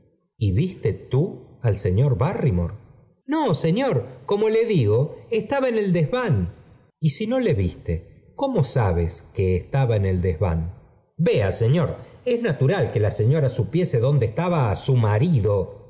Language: Spanish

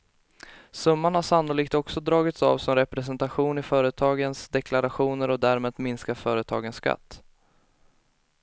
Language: Swedish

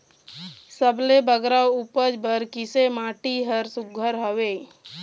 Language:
Chhattisgarhi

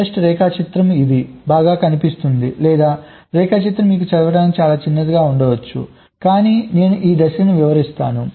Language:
Telugu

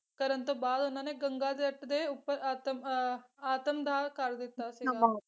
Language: Punjabi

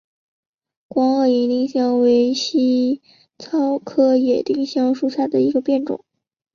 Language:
Chinese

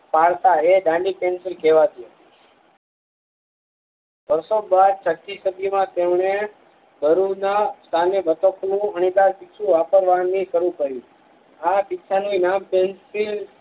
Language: Gujarati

